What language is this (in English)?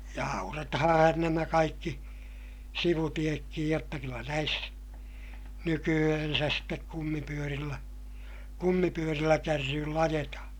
Finnish